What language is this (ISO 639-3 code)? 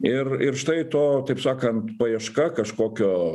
lit